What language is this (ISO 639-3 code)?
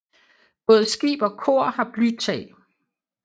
dan